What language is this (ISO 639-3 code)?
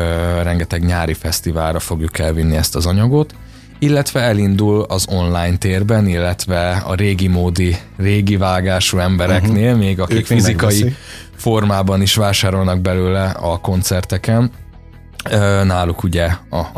hun